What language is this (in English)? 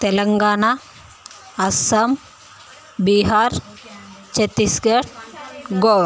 Telugu